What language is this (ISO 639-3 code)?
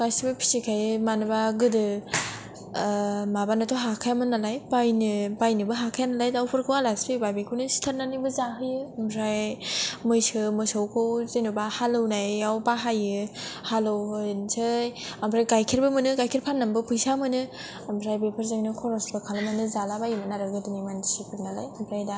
brx